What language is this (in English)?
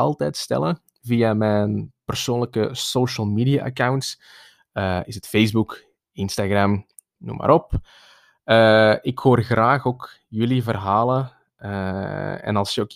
Dutch